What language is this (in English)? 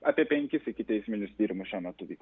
Lithuanian